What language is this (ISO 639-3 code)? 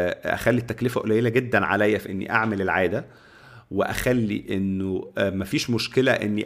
ara